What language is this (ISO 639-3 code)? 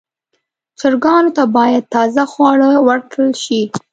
pus